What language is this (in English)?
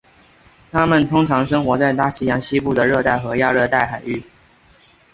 Chinese